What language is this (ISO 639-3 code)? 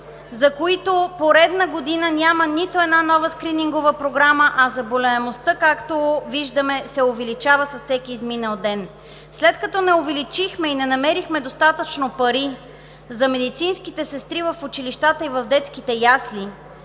bul